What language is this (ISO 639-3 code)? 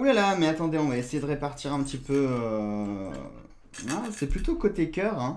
fra